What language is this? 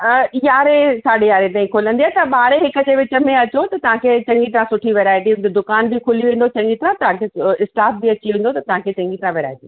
Sindhi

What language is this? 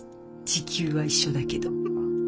Japanese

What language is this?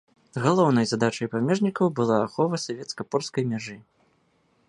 Belarusian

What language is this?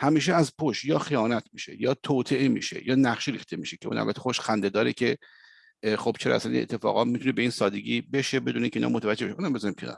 Persian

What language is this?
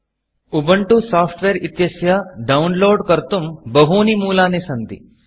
Sanskrit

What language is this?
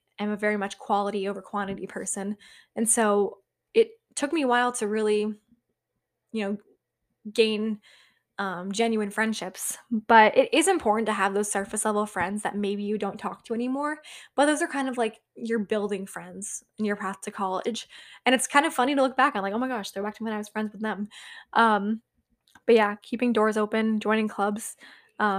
English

